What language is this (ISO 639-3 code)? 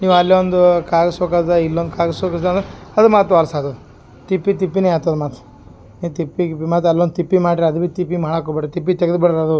kan